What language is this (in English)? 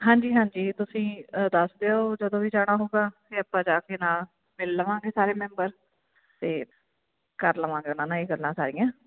Punjabi